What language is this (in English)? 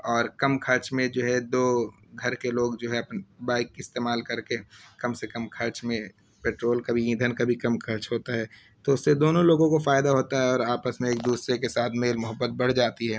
Urdu